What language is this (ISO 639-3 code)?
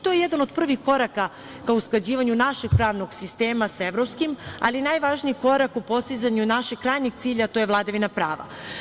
srp